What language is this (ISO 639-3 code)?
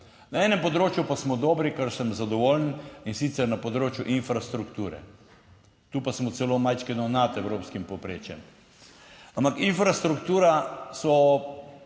slv